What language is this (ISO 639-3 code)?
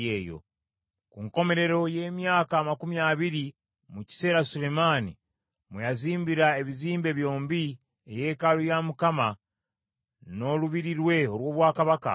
lug